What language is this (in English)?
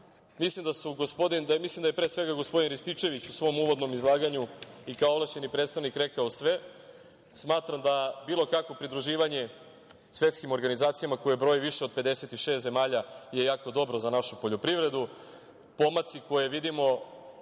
Serbian